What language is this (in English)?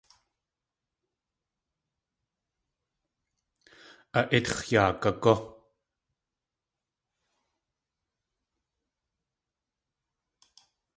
Tlingit